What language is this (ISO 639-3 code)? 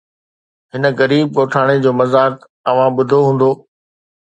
snd